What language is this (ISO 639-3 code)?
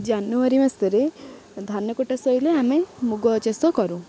ori